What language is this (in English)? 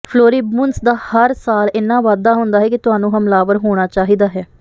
Punjabi